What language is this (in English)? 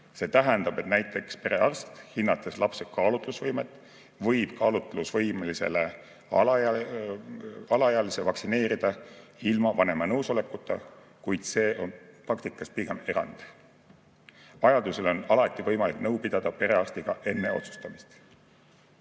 Estonian